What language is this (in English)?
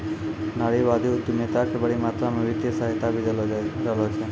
Maithili